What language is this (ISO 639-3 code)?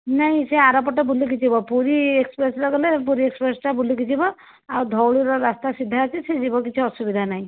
ori